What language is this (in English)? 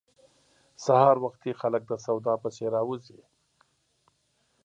Pashto